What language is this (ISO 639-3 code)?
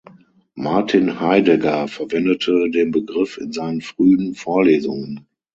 deu